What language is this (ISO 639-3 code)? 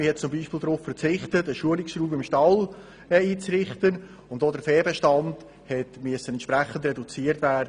gsw